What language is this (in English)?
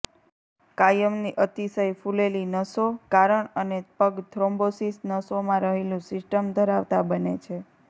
Gujarati